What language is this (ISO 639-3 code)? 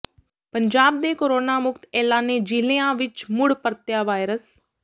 pan